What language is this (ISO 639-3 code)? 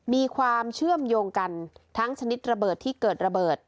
tha